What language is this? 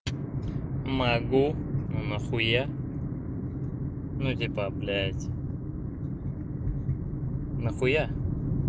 Russian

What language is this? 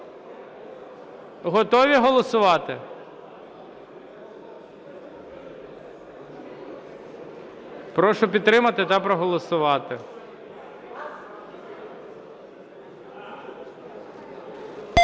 Ukrainian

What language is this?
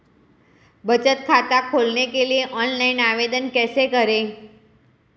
Hindi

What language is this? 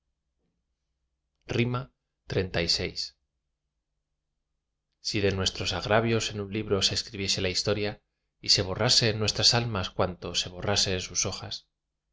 Spanish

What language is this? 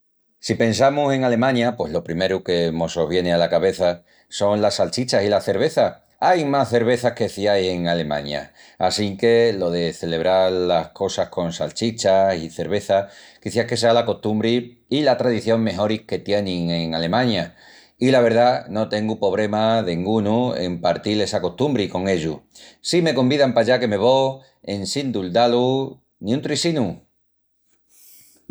Extremaduran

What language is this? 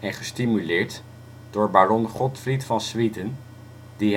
Dutch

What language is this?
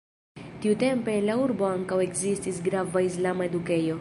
Esperanto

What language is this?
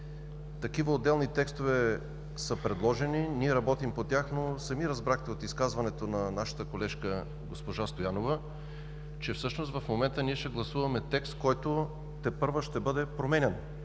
Bulgarian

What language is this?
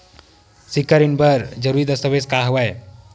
Chhattisgarhi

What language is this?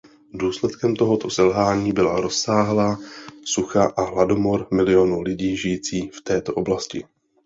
Czech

